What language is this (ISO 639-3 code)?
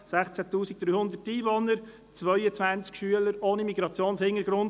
gsw